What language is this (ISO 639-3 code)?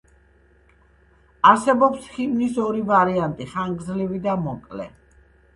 kat